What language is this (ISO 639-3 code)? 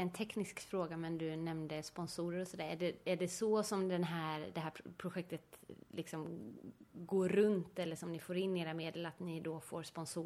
swe